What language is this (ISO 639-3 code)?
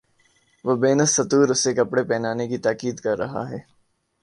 urd